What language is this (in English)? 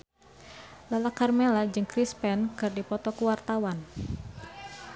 Sundanese